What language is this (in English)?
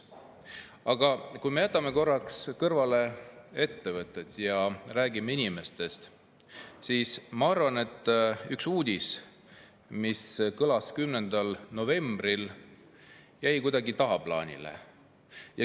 Estonian